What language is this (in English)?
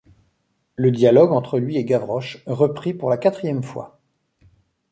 French